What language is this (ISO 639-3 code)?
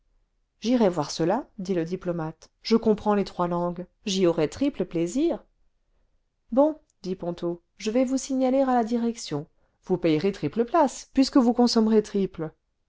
fra